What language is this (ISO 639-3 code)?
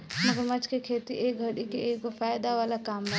bho